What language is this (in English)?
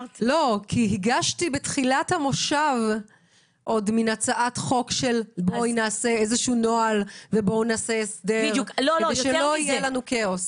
Hebrew